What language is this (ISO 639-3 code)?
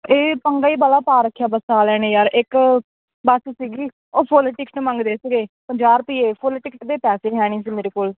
pan